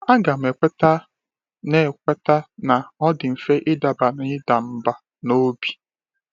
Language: Igbo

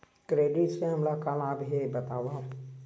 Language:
Chhattisgarhi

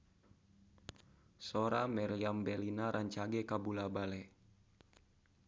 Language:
Sundanese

